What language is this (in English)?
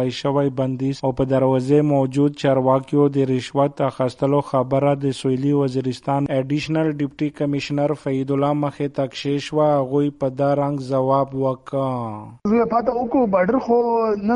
Urdu